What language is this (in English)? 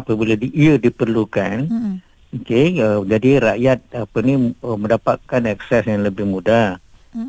Malay